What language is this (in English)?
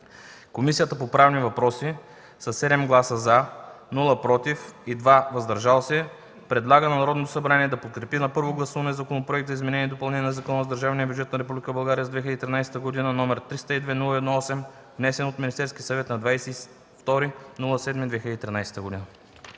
Bulgarian